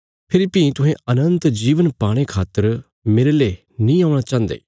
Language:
Bilaspuri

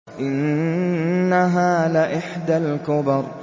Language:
Arabic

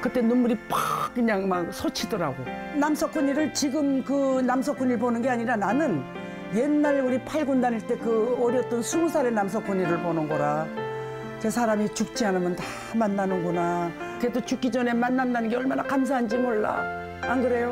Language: Korean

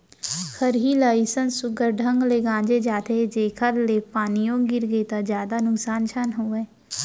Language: Chhattisgarhi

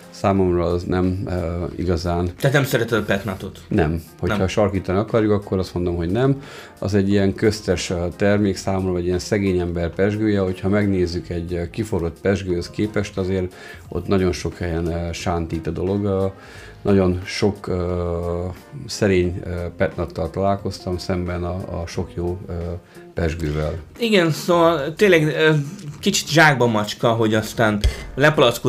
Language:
Hungarian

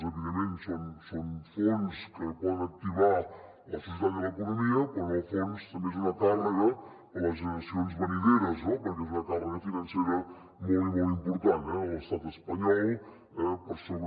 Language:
Catalan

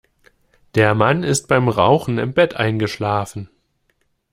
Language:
German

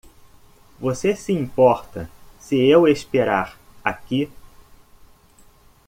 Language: Portuguese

